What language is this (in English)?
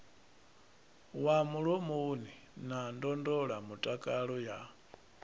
Venda